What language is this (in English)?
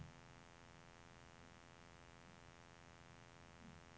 Norwegian